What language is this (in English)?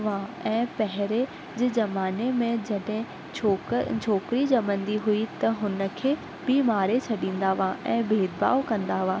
Sindhi